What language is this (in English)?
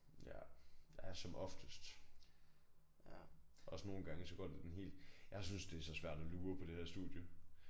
Danish